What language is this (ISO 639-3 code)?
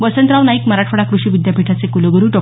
mar